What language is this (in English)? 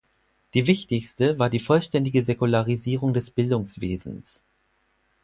German